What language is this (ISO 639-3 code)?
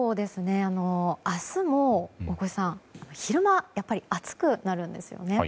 jpn